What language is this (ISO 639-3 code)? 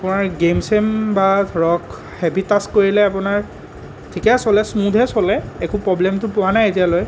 asm